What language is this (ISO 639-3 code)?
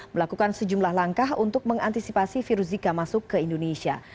ind